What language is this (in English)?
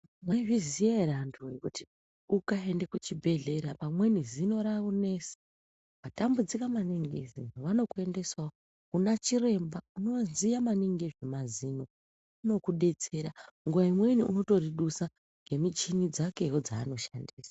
Ndau